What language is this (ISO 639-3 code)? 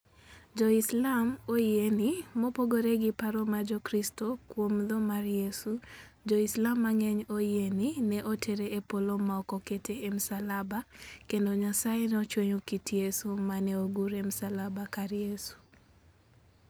luo